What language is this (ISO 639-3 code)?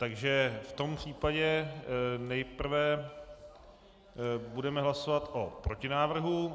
ces